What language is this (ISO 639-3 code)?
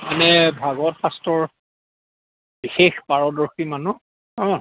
asm